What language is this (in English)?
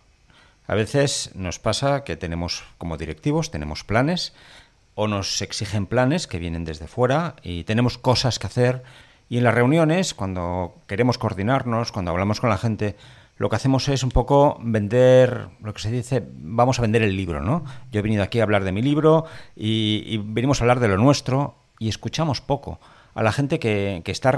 Spanish